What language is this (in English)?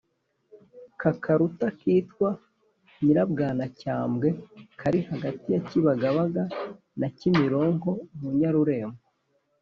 Kinyarwanda